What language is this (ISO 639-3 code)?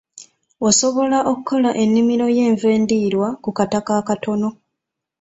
lug